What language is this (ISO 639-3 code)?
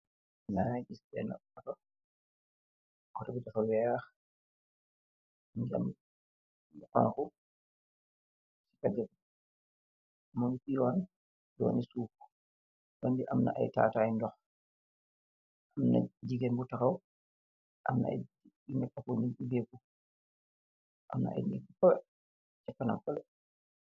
wol